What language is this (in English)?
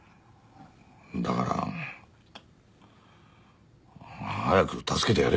Japanese